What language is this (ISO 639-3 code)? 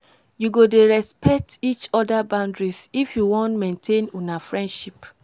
pcm